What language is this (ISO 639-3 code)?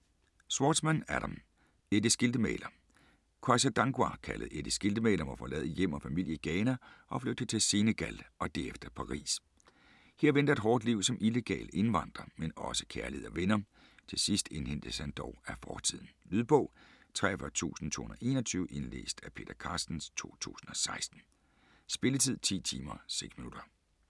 dan